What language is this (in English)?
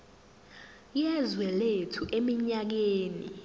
Zulu